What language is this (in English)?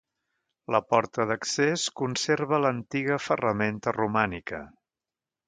Catalan